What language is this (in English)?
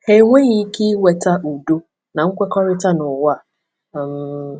Igbo